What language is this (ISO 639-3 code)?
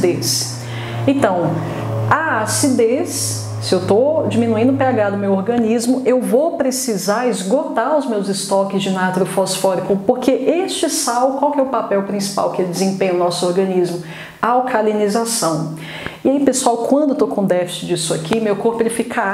por